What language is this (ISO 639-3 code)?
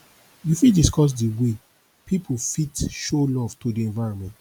pcm